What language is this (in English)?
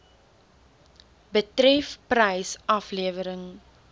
Afrikaans